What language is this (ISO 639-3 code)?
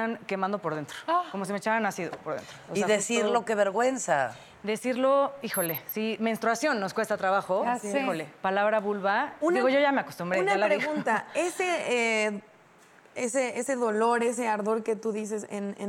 spa